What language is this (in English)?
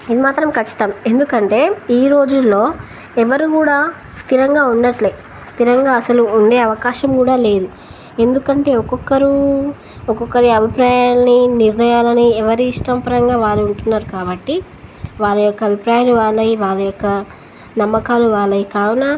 Telugu